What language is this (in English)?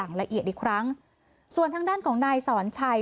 Thai